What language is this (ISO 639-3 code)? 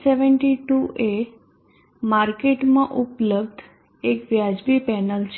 guj